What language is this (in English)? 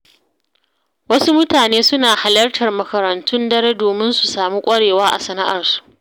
Hausa